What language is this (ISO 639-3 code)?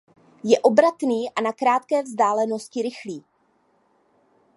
ces